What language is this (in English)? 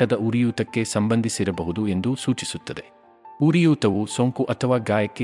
Kannada